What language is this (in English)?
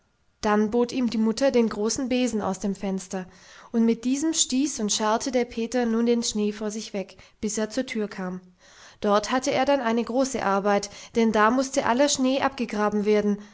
German